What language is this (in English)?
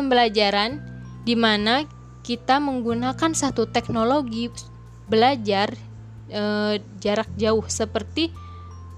Indonesian